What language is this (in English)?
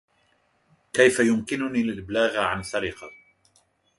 Arabic